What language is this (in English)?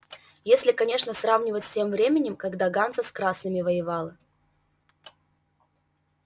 Russian